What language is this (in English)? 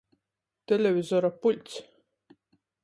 Latgalian